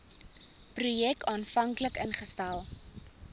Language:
Afrikaans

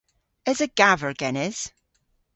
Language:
Cornish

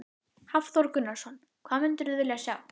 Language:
Icelandic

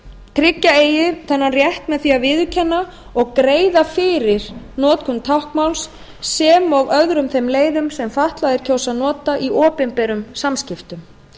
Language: Icelandic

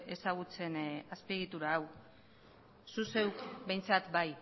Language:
Basque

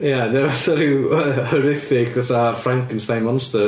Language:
Welsh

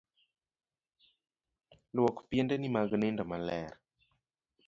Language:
Luo (Kenya and Tanzania)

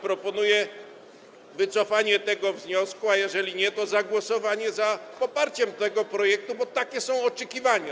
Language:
Polish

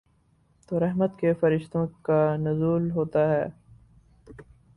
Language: Urdu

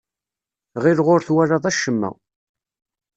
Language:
Kabyle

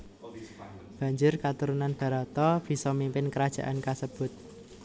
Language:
Javanese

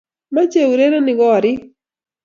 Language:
Kalenjin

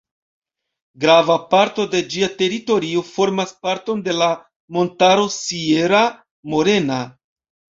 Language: Esperanto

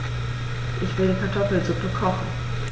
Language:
German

